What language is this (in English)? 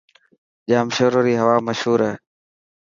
Dhatki